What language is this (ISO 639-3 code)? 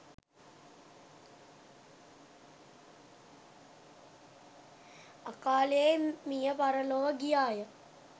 sin